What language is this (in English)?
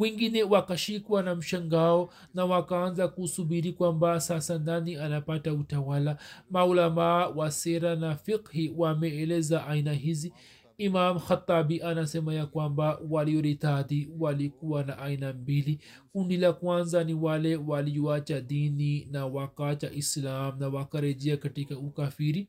Swahili